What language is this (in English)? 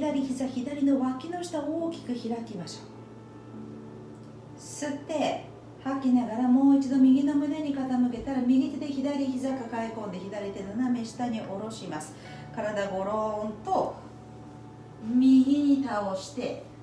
Japanese